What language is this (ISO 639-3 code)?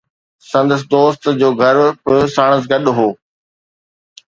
snd